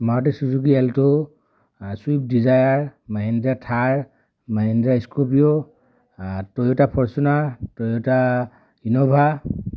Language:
Assamese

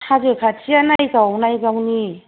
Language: Bodo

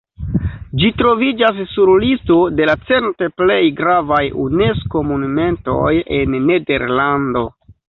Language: Esperanto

